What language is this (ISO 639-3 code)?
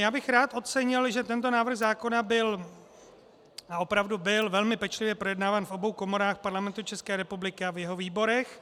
ces